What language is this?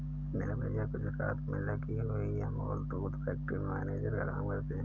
Hindi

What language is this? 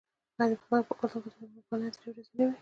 Pashto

